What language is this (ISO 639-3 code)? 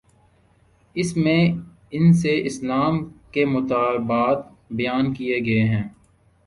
urd